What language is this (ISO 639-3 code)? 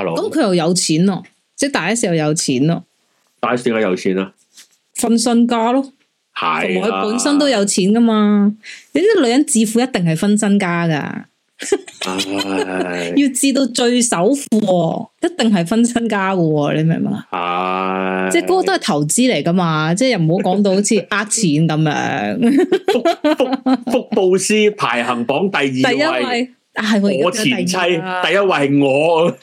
zho